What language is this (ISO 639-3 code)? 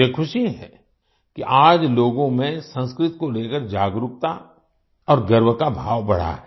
hin